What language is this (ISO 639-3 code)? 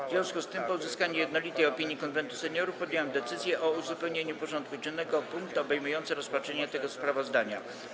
pol